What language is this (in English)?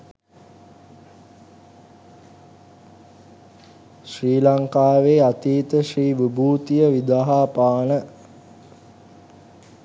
Sinhala